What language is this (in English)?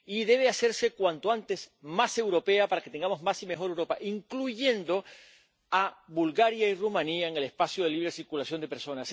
Spanish